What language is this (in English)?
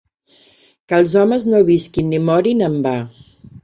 Catalan